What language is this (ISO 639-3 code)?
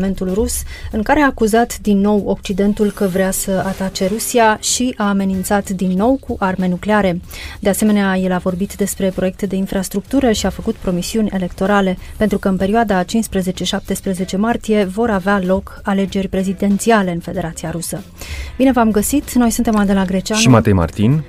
ron